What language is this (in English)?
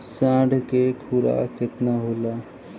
Bhojpuri